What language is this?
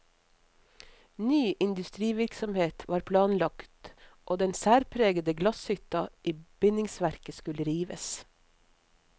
Norwegian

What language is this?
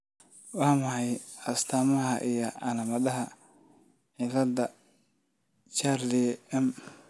Somali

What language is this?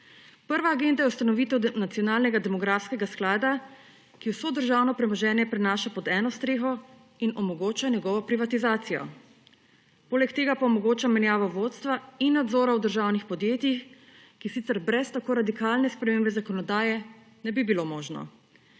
Slovenian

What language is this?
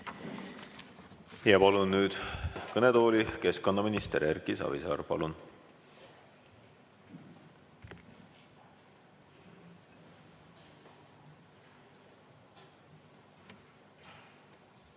Estonian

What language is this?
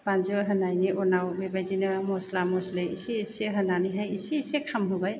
Bodo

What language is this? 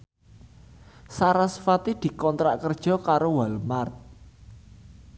Javanese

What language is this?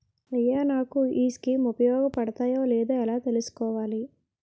Telugu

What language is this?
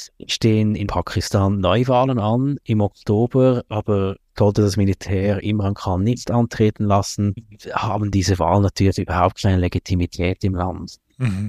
German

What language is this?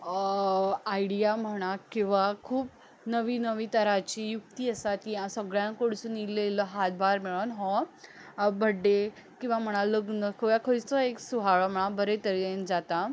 Konkani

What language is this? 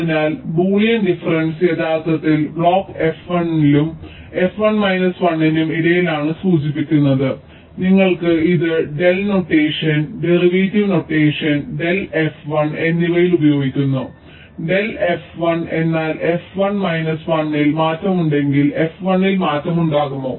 Malayalam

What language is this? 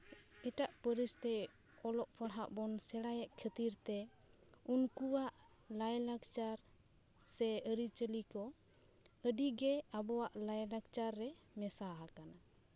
Santali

